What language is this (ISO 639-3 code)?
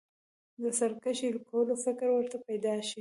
pus